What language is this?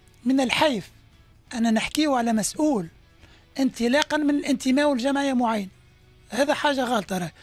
Arabic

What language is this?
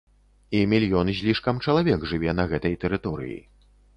Belarusian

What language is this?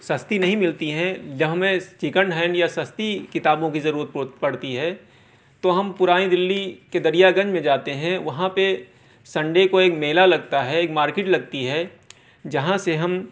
Urdu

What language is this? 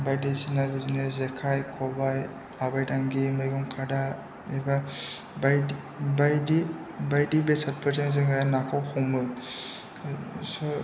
Bodo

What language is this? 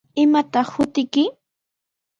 Sihuas Ancash Quechua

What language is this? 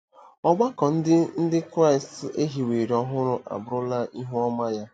Igbo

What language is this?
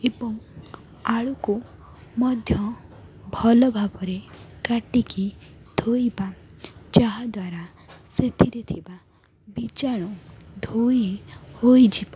Odia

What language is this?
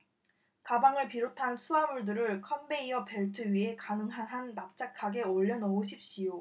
Korean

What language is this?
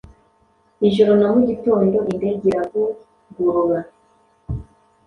Kinyarwanda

